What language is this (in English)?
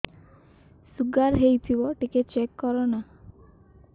Odia